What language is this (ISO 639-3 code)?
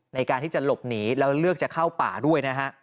tha